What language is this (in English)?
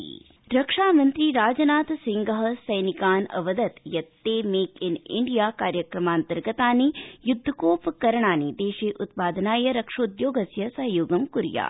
Sanskrit